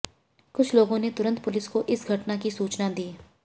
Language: Hindi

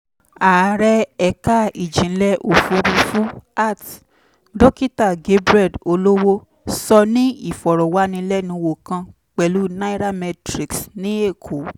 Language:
Yoruba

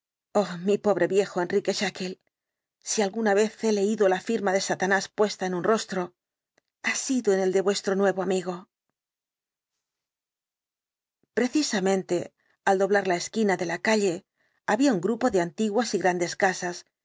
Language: Spanish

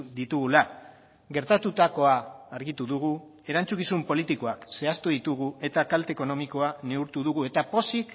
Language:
Basque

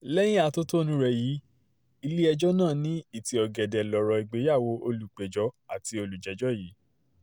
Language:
Yoruba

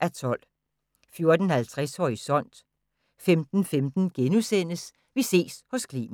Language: Danish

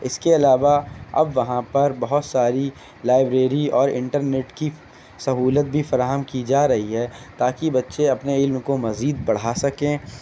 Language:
Urdu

